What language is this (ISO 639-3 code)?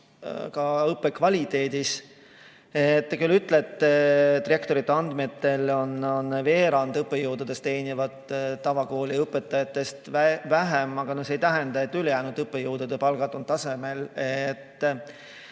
est